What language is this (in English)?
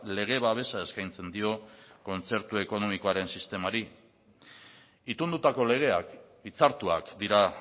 Basque